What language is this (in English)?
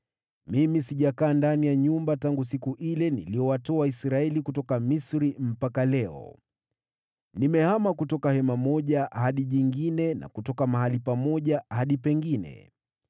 Swahili